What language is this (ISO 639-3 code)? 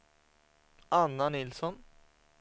swe